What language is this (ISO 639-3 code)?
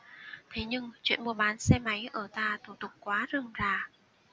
vie